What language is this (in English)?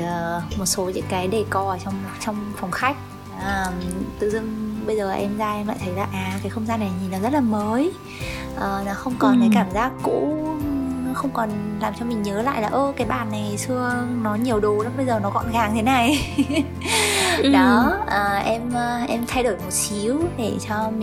Vietnamese